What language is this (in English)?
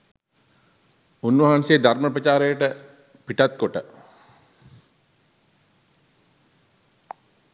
Sinhala